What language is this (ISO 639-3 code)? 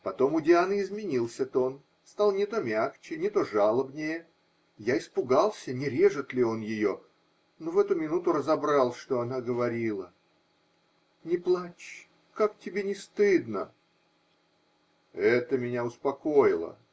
rus